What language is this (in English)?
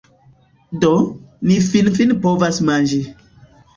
Esperanto